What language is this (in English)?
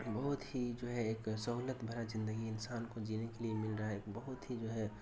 Urdu